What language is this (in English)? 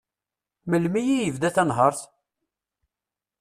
Kabyle